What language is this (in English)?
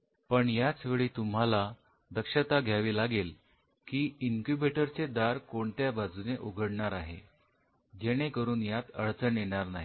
Marathi